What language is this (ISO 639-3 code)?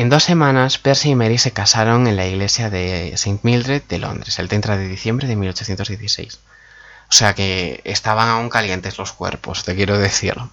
spa